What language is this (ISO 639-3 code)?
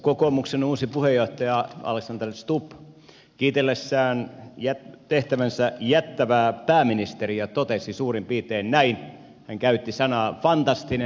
fin